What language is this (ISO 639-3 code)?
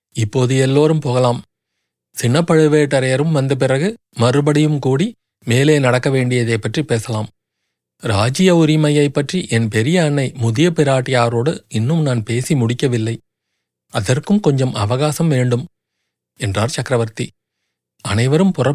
tam